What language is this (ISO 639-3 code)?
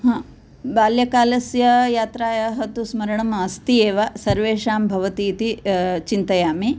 san